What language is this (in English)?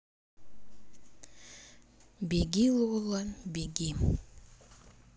Russian